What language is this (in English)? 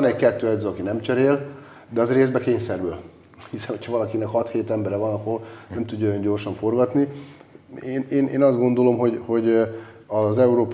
Hungarian